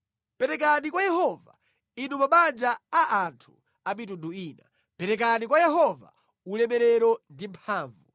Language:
Nyanja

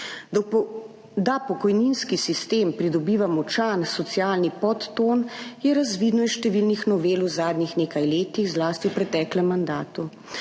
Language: Slovenian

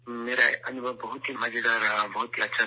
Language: Urdu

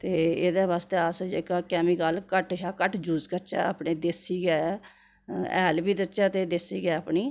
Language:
Dogri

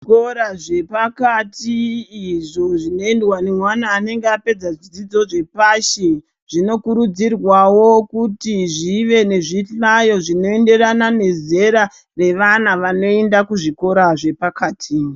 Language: Ndau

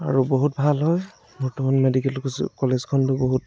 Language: Assamese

